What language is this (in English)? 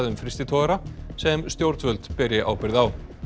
Icelandic